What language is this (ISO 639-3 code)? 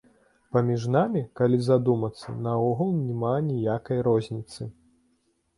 bel